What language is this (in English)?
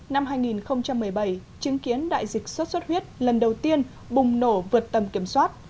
Vietnamese